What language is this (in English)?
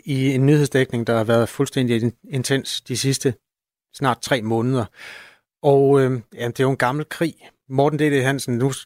Danish